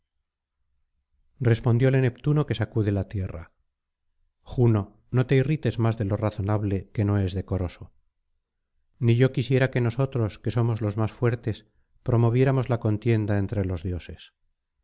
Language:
Spanish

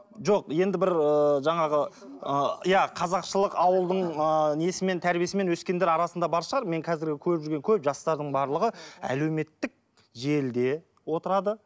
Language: Kazakh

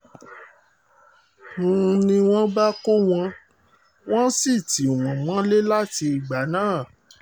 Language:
Yoruba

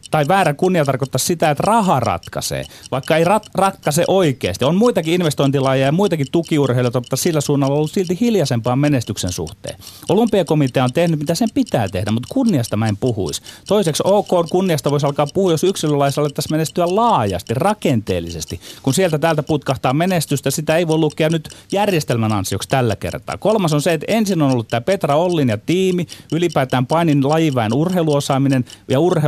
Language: Finnish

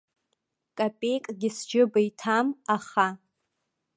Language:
Abkhazian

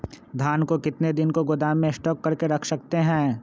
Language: Magahi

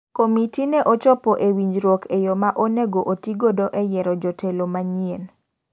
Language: Luo (Kenya and Tanzania)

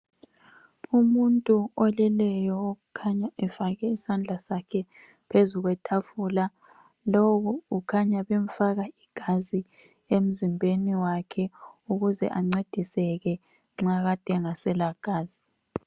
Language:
North Ndebele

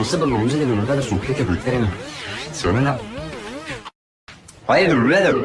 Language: Spanish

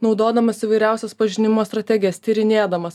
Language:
Lithuanian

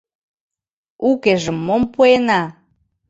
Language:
Mari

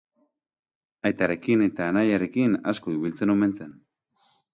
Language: Basque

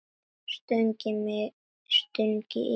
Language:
Icelandic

